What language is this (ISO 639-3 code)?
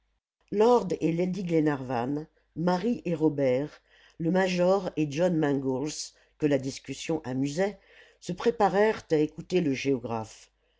fra